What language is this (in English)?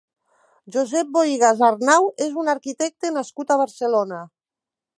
Catalan